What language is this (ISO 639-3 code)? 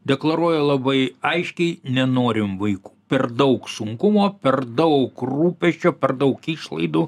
lit